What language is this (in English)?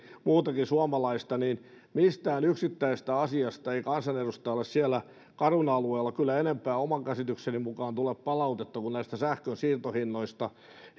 Finnish